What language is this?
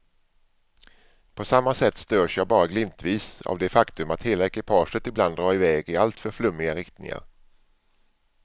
Swedish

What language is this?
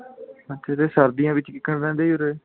Punjabi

